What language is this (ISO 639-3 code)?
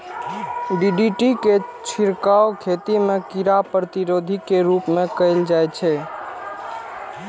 mai